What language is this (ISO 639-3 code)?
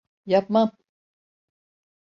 tur